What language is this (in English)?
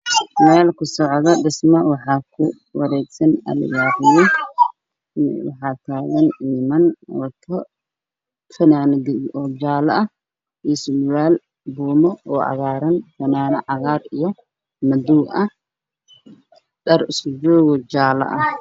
Somali